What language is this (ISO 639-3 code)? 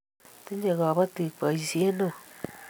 kln